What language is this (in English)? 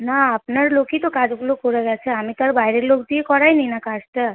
Bangla